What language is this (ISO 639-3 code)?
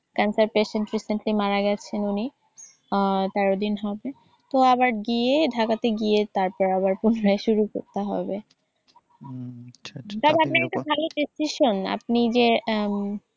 ben